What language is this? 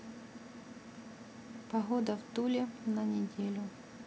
Russian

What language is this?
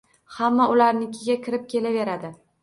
Uzbek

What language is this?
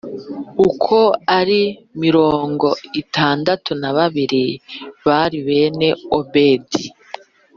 Kinyarwanda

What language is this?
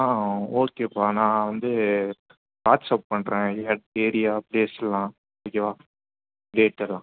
Tamil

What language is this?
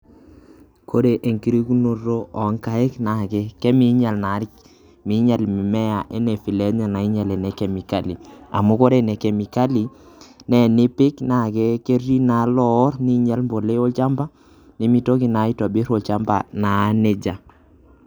Masai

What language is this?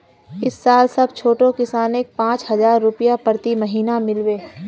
Magahi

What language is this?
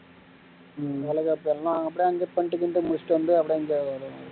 Tamil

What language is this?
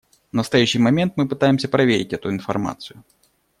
Russian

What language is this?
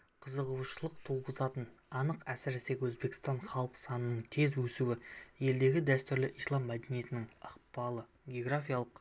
Kazakh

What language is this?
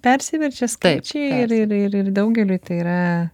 Lithuanian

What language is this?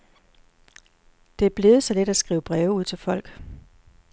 Danish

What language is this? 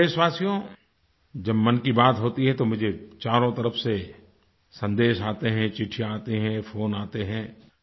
Hindi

